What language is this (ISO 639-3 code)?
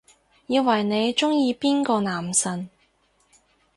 yue